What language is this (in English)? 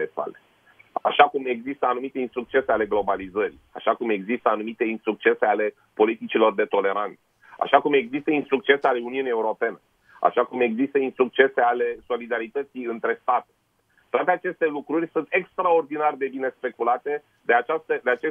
Romanian